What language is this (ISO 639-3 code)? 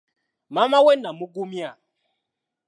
lug